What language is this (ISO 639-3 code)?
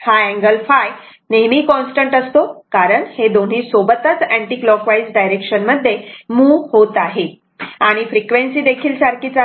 mar